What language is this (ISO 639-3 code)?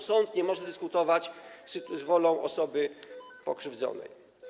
pol